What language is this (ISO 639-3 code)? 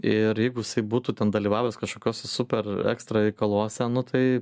lit